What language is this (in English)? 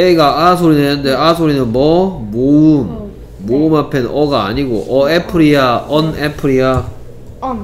Korean